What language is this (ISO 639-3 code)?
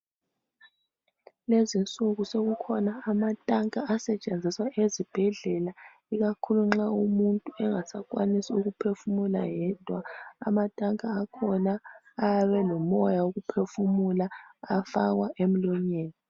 nde